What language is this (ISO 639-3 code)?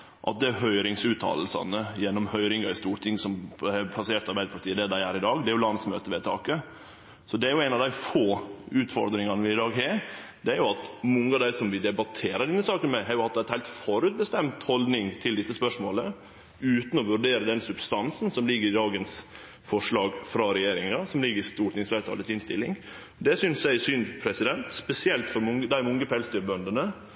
nno